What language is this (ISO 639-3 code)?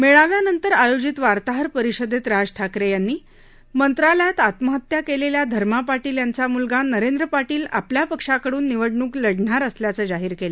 mar